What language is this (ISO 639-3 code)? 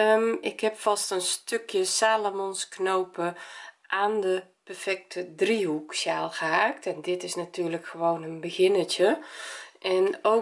nld